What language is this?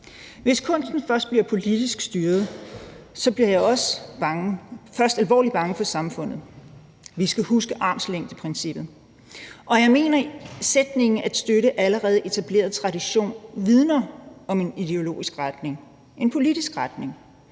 Danish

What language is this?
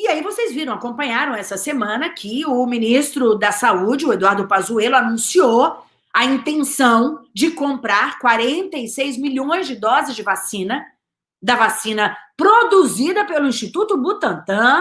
Portuguese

